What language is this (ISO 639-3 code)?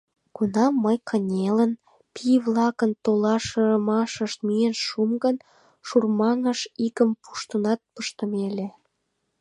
chm